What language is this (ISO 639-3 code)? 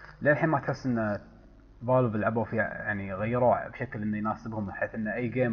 ara